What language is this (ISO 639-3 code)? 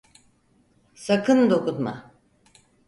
tur